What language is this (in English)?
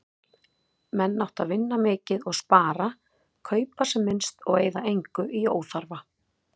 Icelandic